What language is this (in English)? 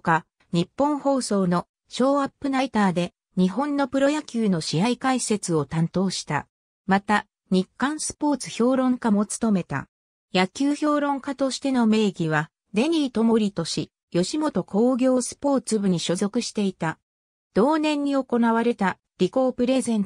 Japanese